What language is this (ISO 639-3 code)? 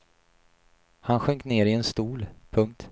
swe